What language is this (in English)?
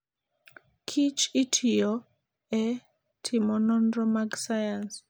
Luo (Kenya and Tanzania)